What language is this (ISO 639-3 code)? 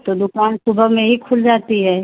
hin